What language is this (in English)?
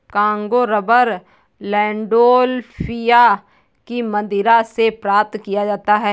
Hindi